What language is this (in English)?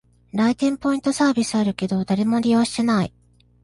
Japanese